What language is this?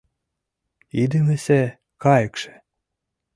Mari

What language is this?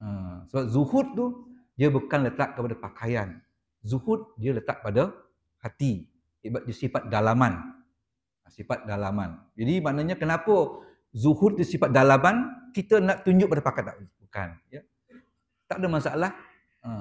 Malay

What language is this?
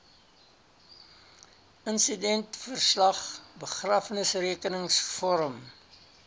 Afrikaans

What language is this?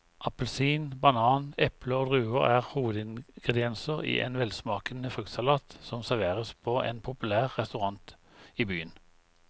Norwegian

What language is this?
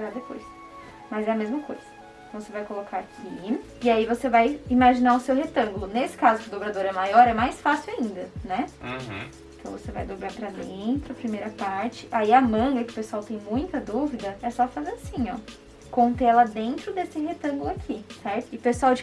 Portuguese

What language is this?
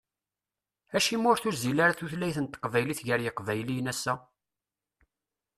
Kabyle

